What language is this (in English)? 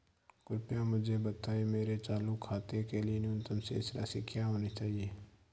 Hindi